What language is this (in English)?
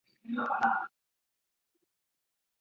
Chinese